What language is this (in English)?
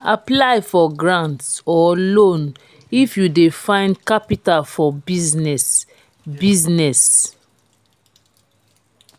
Nigerian Pidgin